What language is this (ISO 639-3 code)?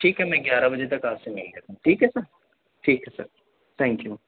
urd